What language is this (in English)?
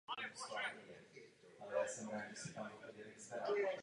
Czech